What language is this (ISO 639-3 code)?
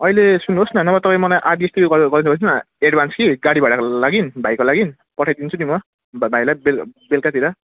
nep